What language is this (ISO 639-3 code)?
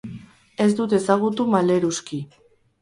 eus